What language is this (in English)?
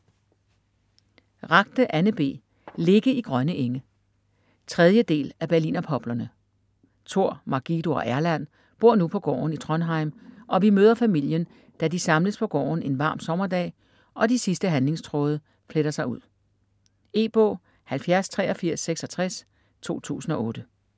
Danish